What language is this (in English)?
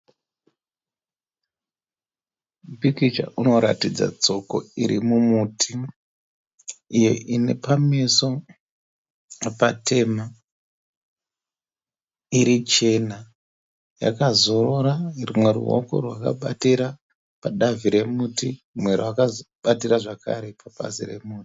Shona